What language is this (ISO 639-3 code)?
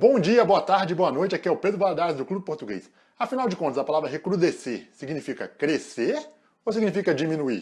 por